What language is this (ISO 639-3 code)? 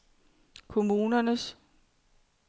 dan